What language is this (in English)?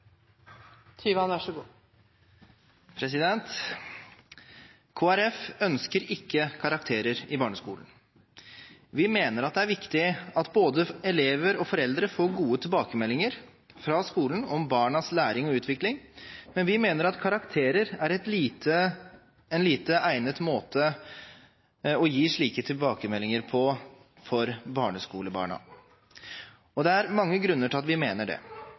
Norwegian Bokmål